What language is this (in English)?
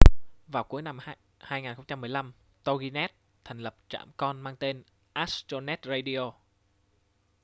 Vietnamese